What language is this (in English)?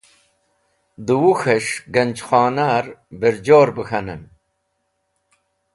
Wakhi